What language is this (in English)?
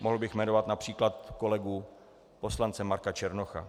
Czech